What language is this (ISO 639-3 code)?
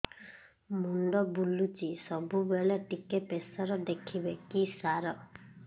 ori